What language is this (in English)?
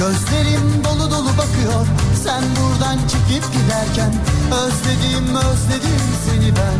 Turkish